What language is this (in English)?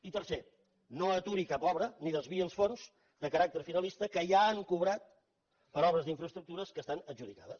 Catalan